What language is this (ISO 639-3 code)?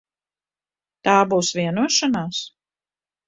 lav